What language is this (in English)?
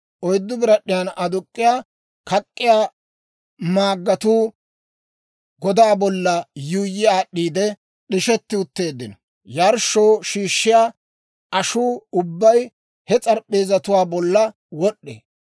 Dawro